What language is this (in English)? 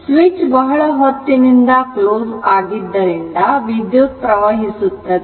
Kannada